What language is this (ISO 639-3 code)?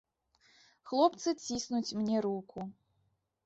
bel